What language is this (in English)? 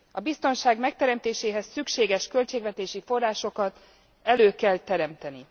Hungarian